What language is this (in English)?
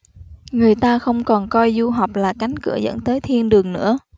Vietnamese